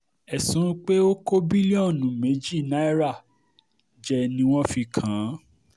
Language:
Yoruba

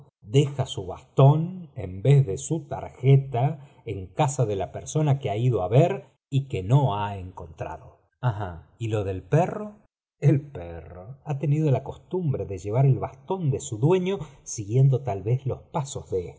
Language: Spanish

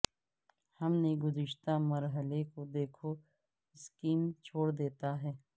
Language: Urdu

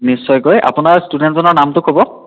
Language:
Assamese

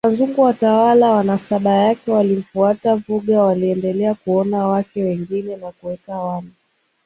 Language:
Swahili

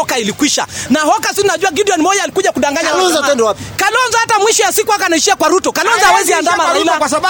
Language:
Swahili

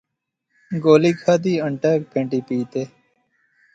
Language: Pahari-Potwari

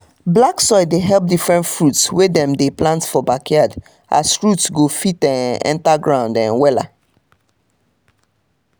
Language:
Nigerian Pidgin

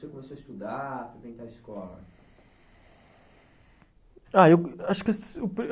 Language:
Portuguese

